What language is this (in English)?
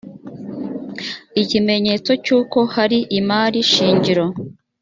Kinyarwanda